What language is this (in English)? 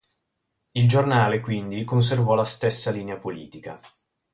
Italian